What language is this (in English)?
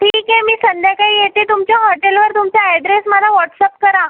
Marathi